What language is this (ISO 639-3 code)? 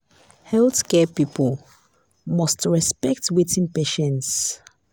pcm